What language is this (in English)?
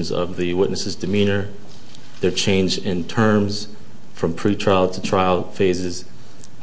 English